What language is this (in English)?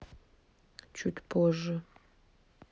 Russian